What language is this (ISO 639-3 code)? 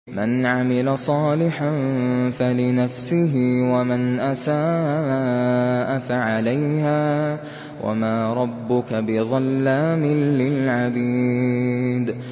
ara